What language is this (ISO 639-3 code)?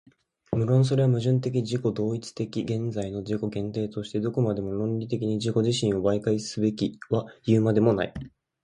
jpn